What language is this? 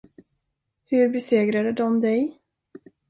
Swedish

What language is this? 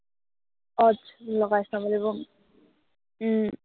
Assamese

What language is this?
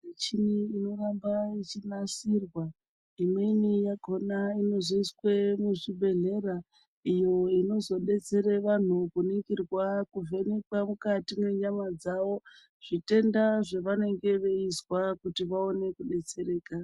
Ndau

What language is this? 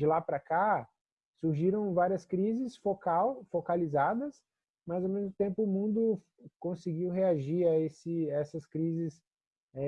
Portuguese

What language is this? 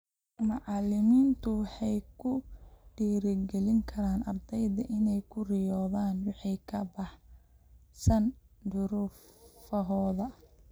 Somali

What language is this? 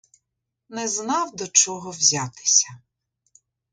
Ukrainian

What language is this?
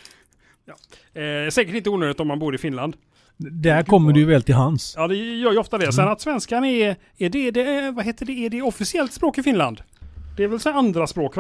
Swedish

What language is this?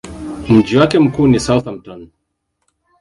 Swahili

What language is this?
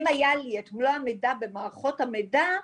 Hebrew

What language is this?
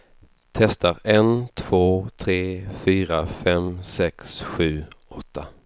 Swedish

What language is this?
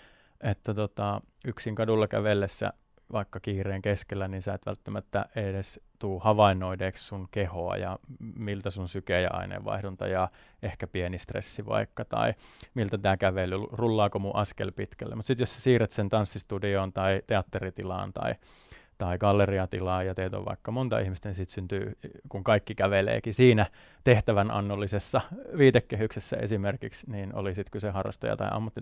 Finnish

